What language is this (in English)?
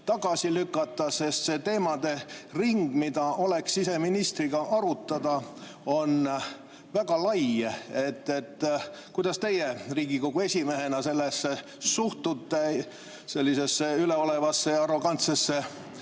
Estonian